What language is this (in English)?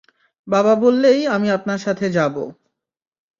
Bangla